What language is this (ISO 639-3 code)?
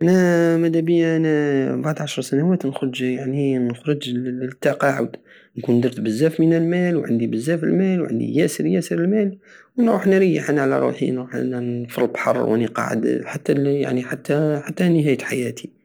aao